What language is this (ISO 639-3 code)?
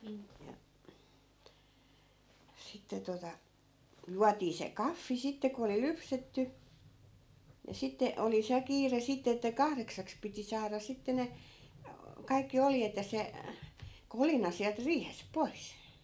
fin